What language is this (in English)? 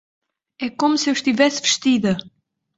Portuguese